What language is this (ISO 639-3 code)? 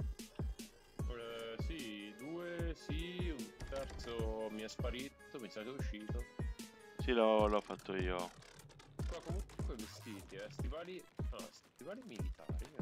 ita